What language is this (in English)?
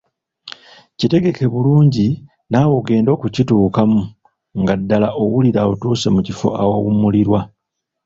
Ganda